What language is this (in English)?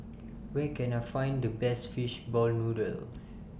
English